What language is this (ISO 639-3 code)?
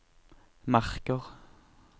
nor